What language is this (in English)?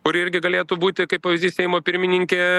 Lithuanian